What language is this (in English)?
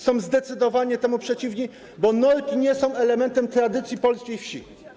Polish